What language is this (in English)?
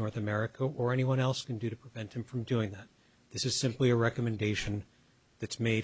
English